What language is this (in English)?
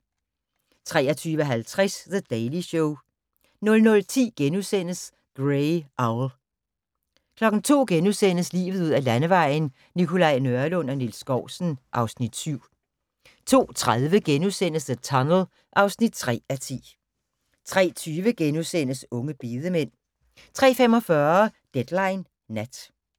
Danish